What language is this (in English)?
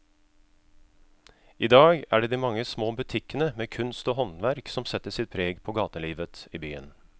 Norwegian